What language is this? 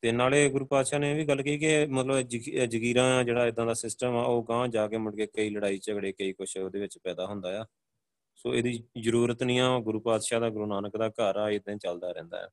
Punjabi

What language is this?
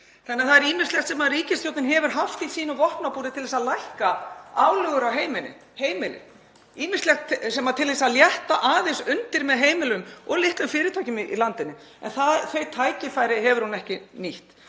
Icelandic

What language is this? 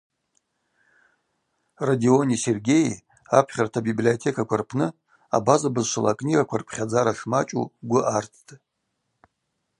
Abaza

